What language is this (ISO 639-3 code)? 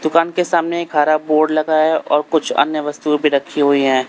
hin